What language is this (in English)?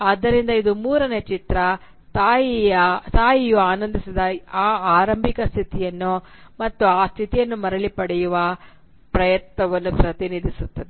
Kannada